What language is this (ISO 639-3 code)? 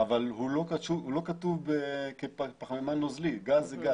heb